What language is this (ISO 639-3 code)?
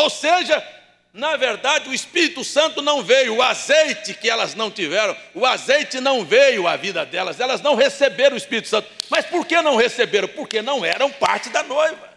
por